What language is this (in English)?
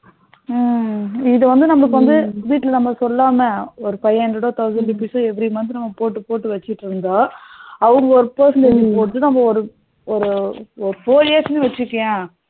Tamil